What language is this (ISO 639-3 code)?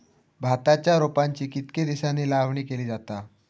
mar